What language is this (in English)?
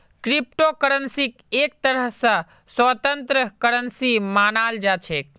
Magahi